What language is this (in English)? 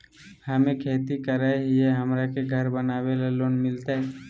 Magahi